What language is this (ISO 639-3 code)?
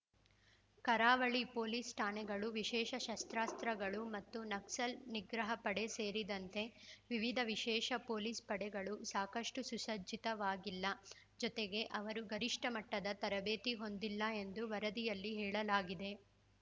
kan